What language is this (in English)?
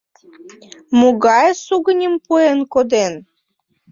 Mari